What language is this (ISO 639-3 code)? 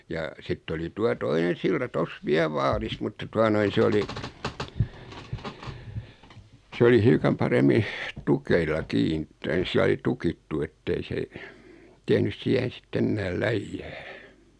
fin